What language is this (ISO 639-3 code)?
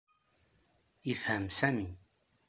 kab